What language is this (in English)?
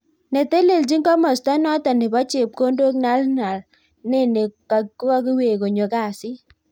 Kalenjin